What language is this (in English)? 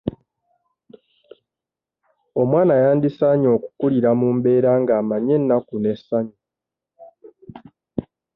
Ganda